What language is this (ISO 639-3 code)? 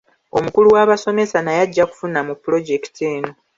lug